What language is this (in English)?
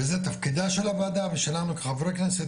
Hebrew